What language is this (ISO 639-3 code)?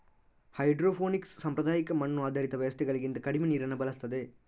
kan